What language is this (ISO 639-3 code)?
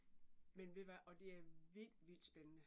dan